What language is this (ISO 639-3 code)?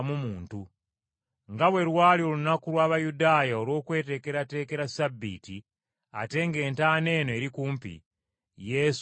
lug